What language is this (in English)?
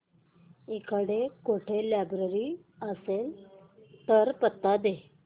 Marathi